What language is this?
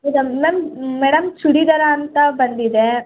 Kannada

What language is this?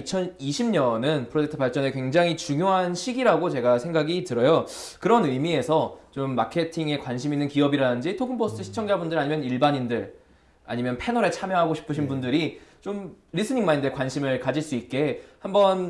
Korean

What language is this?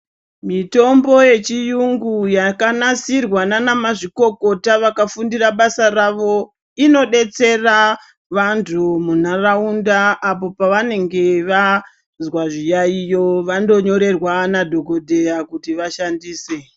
Ndau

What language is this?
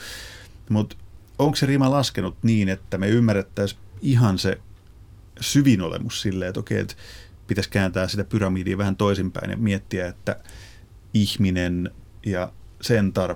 Finnish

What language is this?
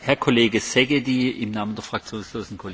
Hungarian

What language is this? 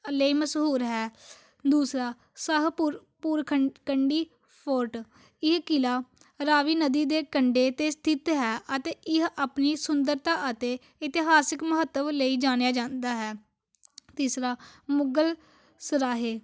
Punjabi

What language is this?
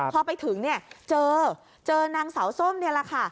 Thai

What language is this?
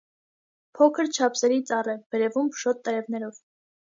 Armenian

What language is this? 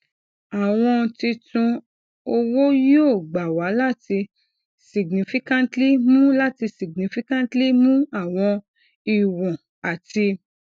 Yoruba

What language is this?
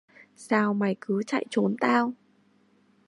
Vietnamese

